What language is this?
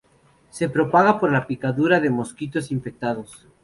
Spanish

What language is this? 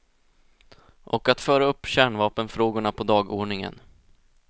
Swedish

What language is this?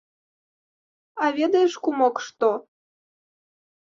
Belarusian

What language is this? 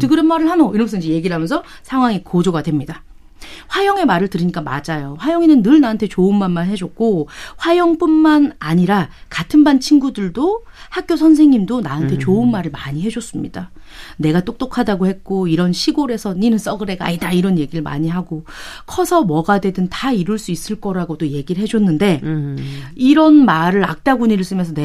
Korean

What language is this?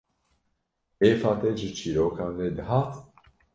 Kurdish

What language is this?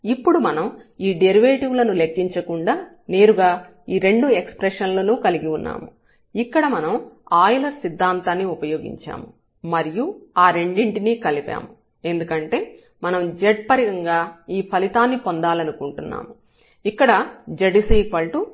Telugu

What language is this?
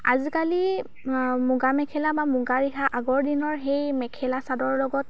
Assamese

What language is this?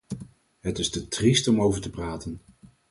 Dutch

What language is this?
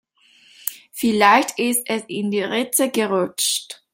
German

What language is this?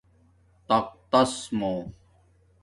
Domaaki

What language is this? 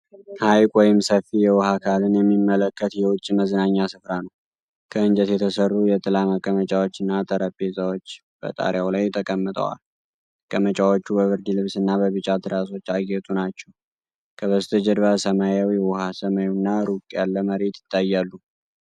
Amharic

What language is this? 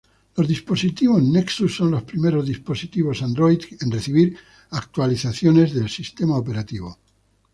Spanish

